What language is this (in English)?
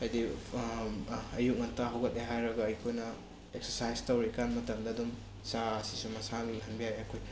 Manipuri